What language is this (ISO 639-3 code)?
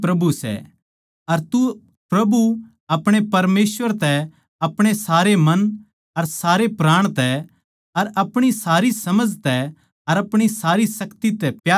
bgc